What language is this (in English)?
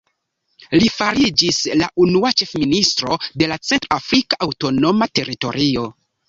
Esperanto